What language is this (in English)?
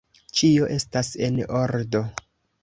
Esperanto